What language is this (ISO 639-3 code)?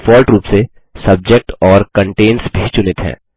hin